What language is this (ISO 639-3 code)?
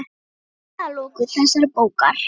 isl